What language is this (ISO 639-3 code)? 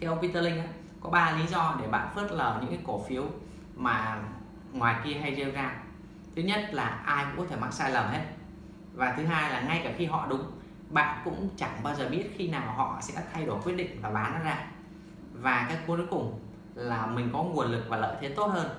vie